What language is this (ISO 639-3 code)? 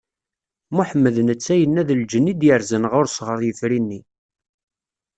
kab